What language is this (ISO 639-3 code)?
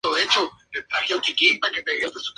spa